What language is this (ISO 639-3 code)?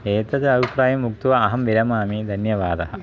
san